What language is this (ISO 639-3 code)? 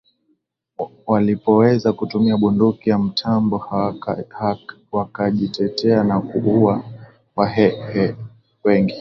swa